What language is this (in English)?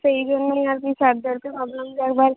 Bangla